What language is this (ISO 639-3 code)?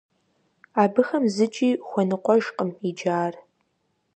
kbd